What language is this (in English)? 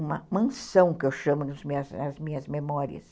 Portuguese